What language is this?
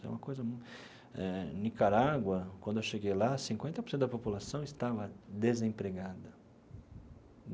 Portuguese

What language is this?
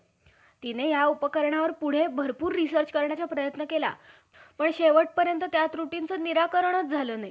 Marathi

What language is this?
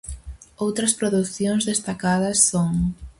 Galician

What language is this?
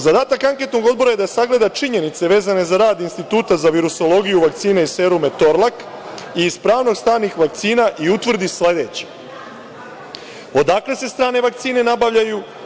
Serbian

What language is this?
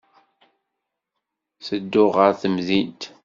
Kabyle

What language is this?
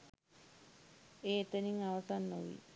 Sinhala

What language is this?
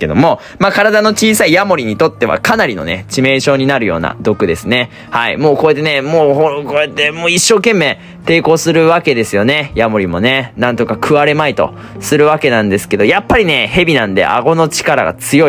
Japanese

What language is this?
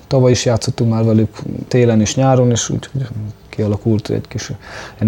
Hungarian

